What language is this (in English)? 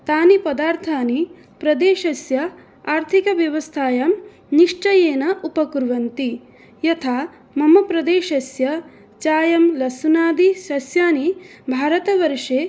Sanskrit